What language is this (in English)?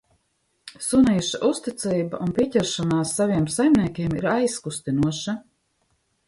Latvian